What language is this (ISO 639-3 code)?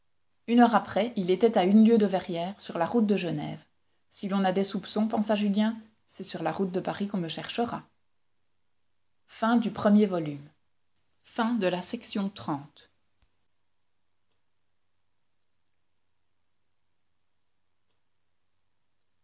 fra